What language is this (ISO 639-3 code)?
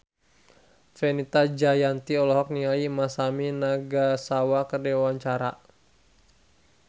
sun